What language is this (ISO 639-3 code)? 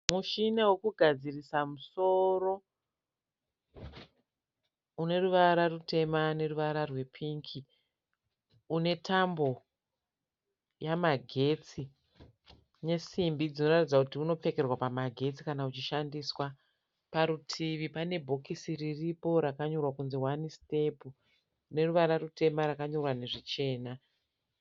sna